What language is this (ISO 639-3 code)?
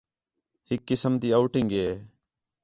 xhe